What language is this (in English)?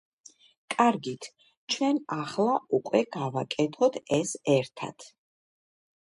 Georgian